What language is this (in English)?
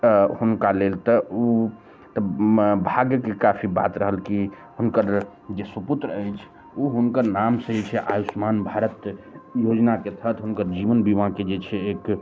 Maithili